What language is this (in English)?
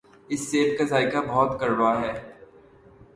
Urdu